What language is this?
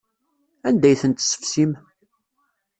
Kabyle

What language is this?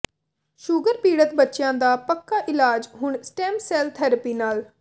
Punjabi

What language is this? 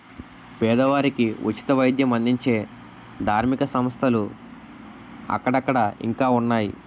Telugu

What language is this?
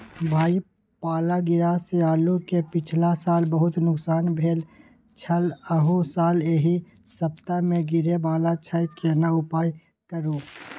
Maithili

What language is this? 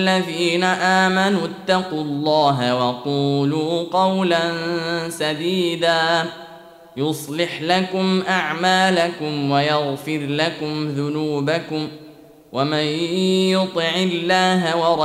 Arabic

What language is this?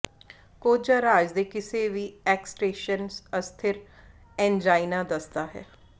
Punjabi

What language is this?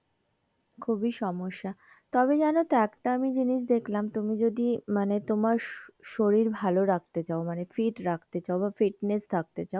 Bangla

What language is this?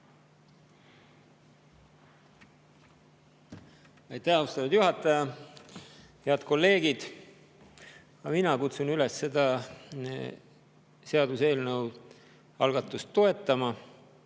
Estonian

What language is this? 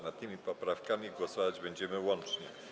Polish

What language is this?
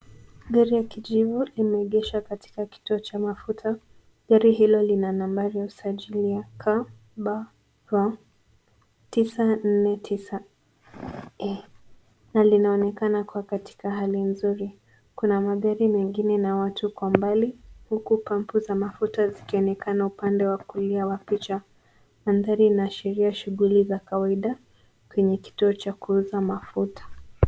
Swahili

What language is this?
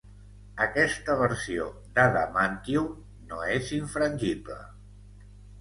Catalan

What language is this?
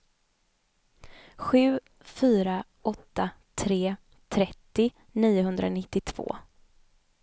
Swedish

